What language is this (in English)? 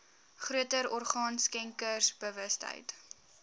Afrikaans